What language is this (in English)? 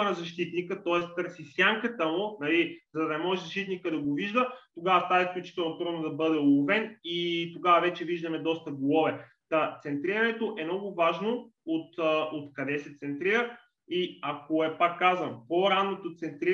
Bulgarian